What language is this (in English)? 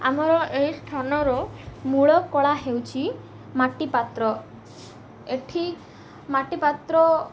Odia